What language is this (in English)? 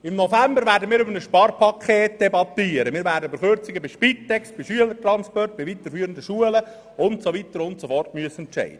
Swiss German